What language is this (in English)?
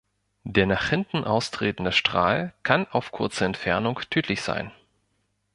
German